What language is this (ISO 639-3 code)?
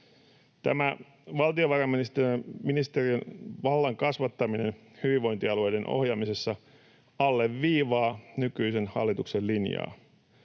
fin